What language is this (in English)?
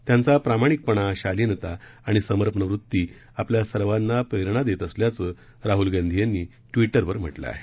Marathi